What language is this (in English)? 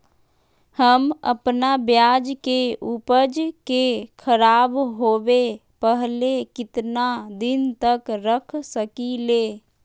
Magahi